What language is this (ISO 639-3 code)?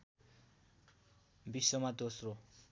nep